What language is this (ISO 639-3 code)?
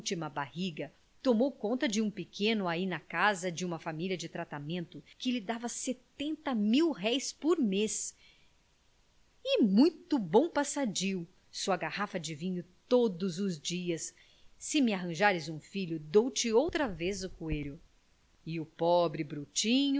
por